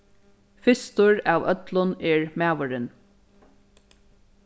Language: Faroese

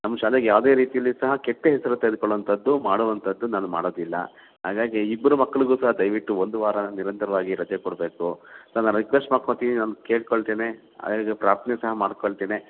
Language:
Kannada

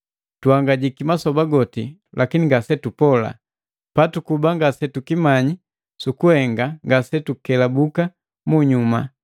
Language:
Matengo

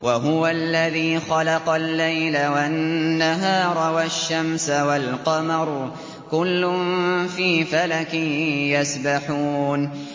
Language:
Arabic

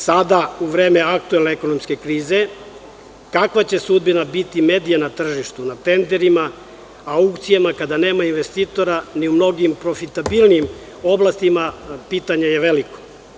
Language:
Serbian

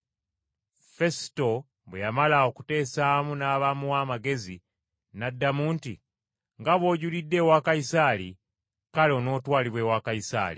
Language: Ganda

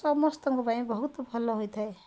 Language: Odia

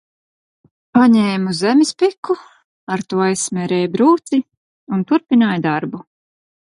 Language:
Latvian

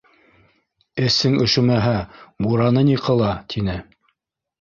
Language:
Bashkir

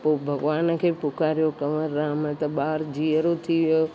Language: Sindhi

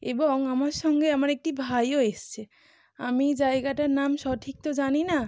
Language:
Bangla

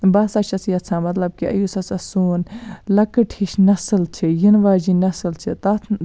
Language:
Kashmiri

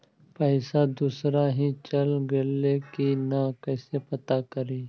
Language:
Magahi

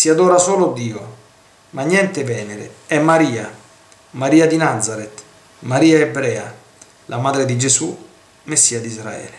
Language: Italian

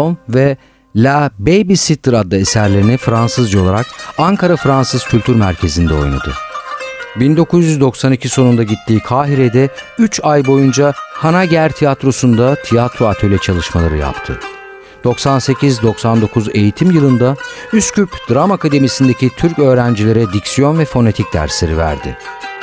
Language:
Turkish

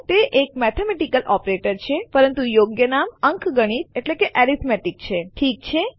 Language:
Gujarati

